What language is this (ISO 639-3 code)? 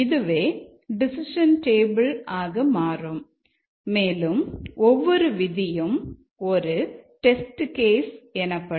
tam